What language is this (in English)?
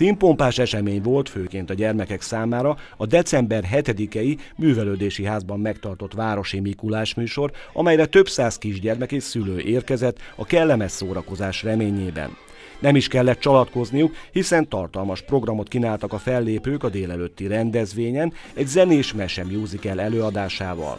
Hungarian